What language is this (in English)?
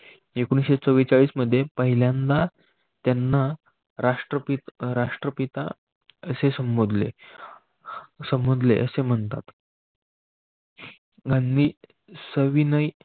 Marathi